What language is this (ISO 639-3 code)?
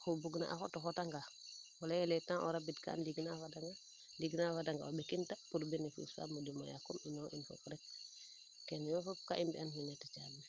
srr